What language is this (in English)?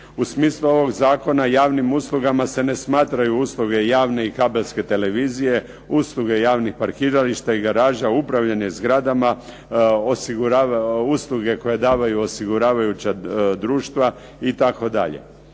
Croatian